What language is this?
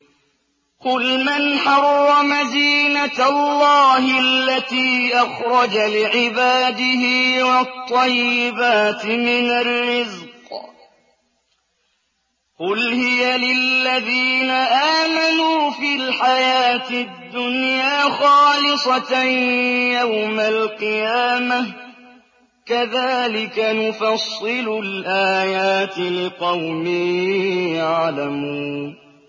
Arabic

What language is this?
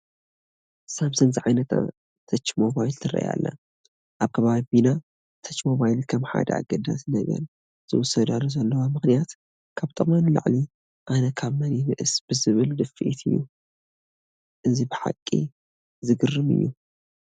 Tigrinya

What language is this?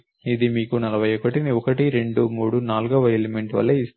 Telugu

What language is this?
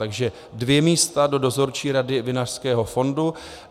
Czech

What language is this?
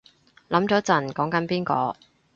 Cantonese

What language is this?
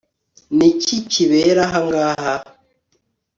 Kinyarwanda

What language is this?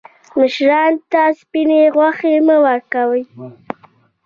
Pashto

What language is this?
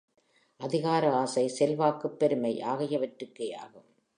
Tamil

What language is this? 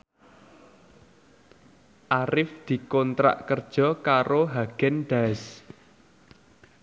Javanese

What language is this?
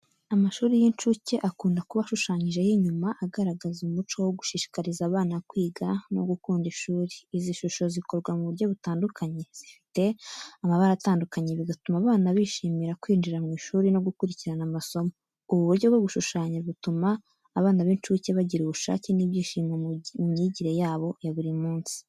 Kinyarwanda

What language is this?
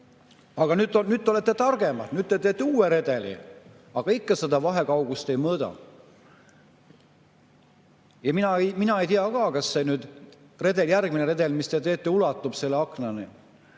Estonian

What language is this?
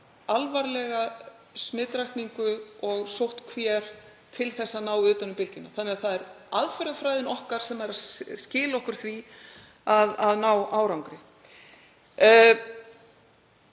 Icelandic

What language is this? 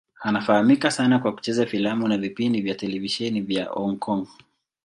Swahili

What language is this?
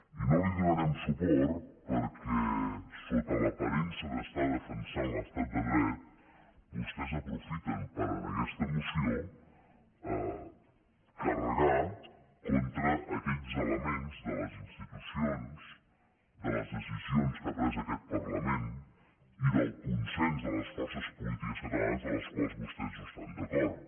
Catalan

